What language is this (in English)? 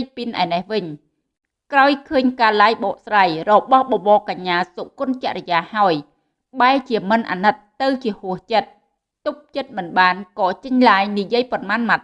Vietnamese